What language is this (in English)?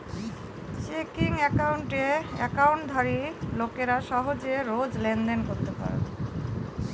Bangla